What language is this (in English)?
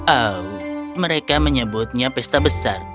Indonesian